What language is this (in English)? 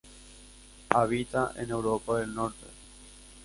Spanish